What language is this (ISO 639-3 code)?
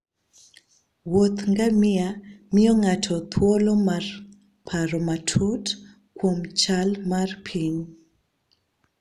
luo